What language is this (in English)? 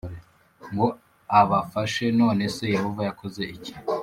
Kinyarwanda